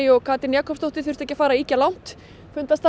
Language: Icelandic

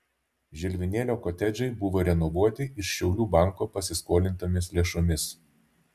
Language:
Lithuanian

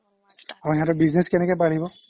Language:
Assamese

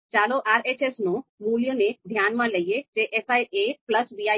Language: Gujarati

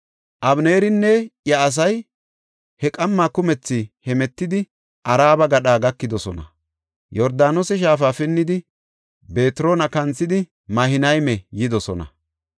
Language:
Gofa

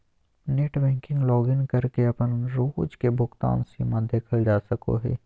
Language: Magahi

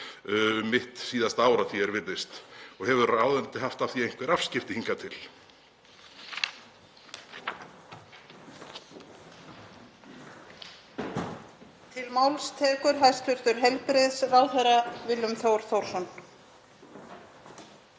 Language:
Icelandic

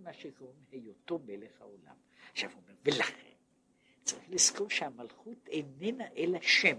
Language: Hebrew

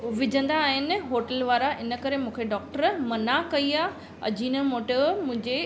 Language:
Sindhi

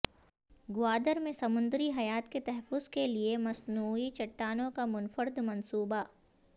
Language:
Urdu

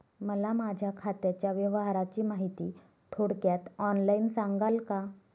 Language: Marathi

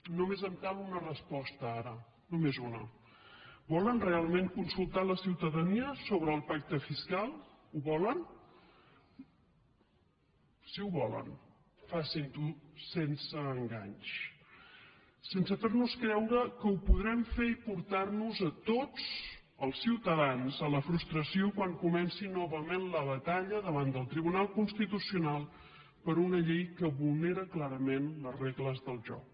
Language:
Catalan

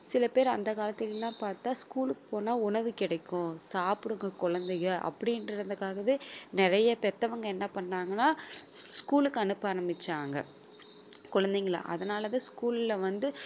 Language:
Tamil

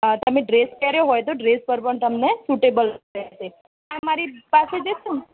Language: Gujarati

